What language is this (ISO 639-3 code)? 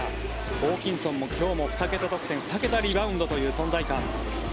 jpn